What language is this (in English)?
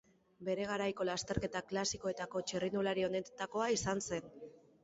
Basque